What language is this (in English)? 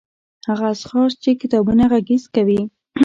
Pashto